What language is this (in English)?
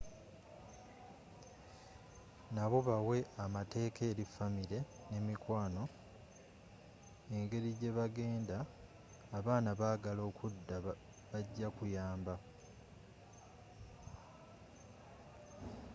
Ganda